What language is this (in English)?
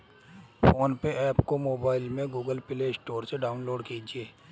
Hindi